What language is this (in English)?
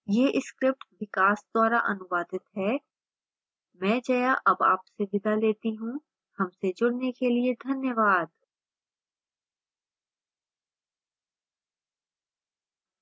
Hindi